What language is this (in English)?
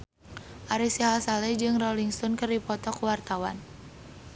Sundanese